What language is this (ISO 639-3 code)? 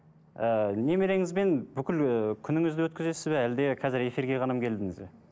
kaz